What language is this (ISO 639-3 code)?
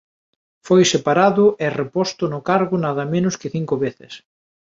glg